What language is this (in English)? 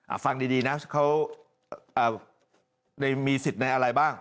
Thai